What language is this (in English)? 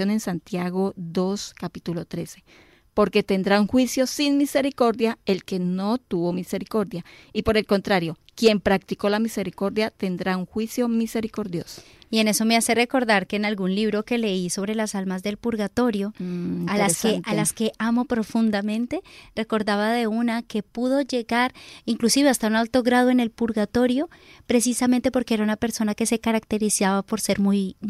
Spanish